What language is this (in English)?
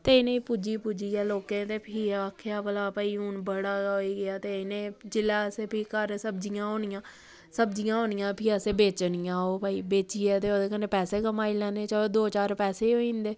Dogri